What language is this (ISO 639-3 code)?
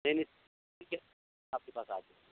urd